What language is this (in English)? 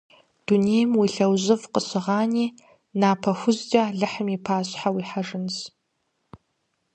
Kabardian